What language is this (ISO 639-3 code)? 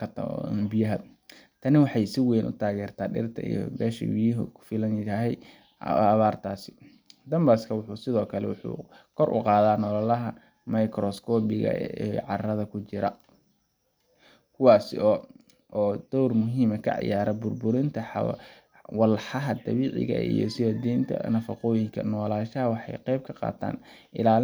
som